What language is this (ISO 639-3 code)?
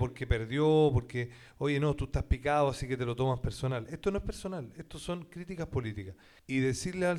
spa